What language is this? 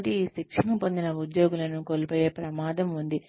Telugu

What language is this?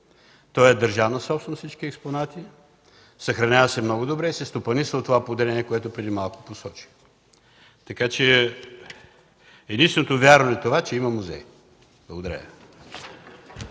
Bulgarian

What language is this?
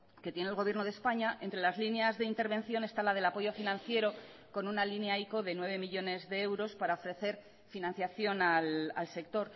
Spanish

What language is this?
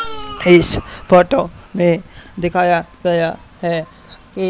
Hindi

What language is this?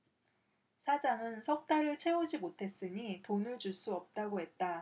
Korean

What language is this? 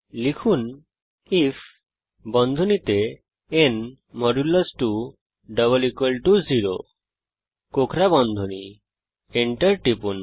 Bangla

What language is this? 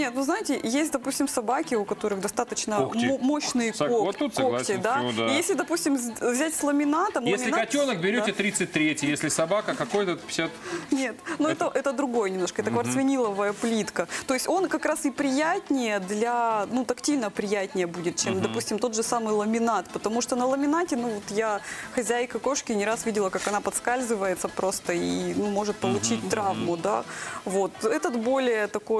Russian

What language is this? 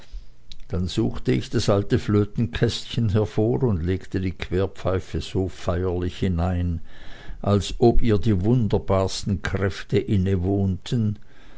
German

